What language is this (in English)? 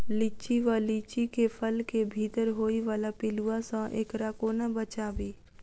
Maithili